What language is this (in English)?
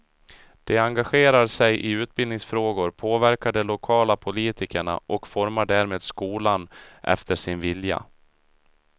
Swedish